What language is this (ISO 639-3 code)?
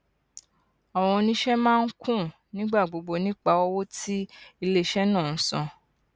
yor